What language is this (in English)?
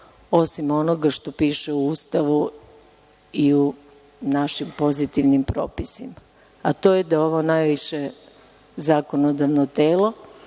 Serbian